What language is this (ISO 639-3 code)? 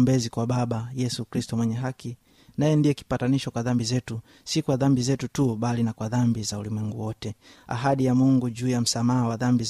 swa